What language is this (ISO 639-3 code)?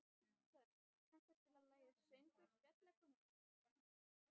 isl